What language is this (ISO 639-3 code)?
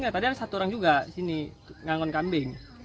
ind